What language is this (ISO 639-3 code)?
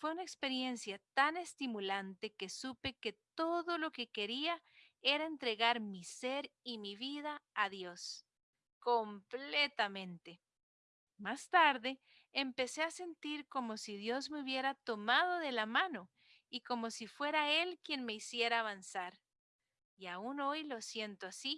spa